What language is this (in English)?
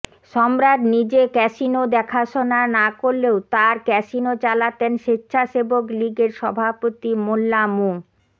Bangla